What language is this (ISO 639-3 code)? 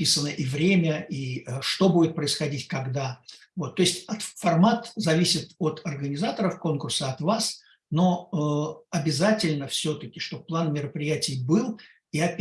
rus